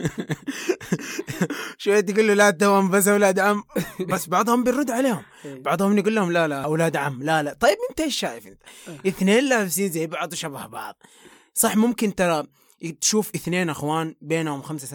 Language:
Arabic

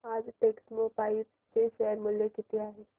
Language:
Marathi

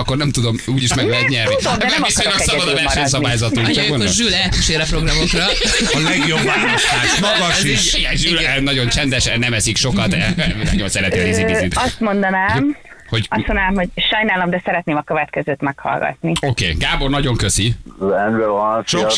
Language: Hungarian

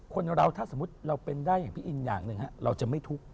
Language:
Thai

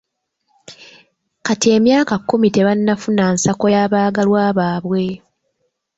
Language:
Ganda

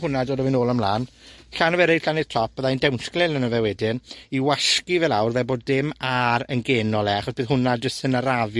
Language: Welsh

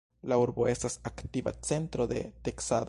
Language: Esperanto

